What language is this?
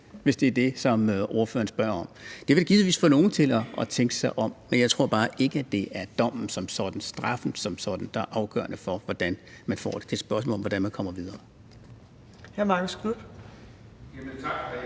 Danish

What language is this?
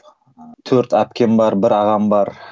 Kazakh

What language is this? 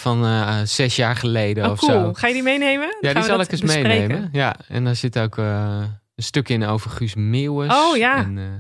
Dutch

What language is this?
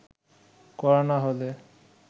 Bangla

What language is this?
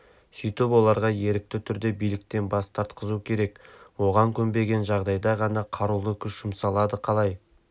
Kazakh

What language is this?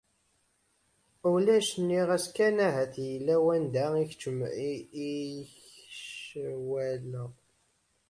Kabyle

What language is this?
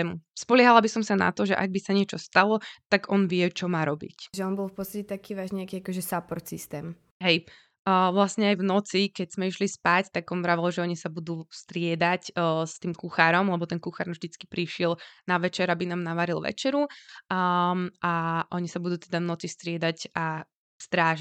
Slovak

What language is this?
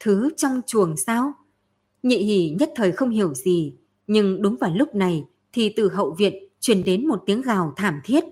Vietnamese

